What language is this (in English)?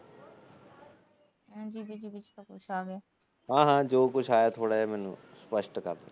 Punjabi